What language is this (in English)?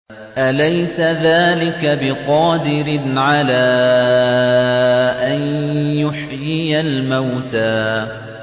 Arabic